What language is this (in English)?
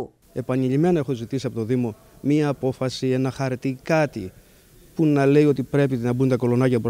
Greek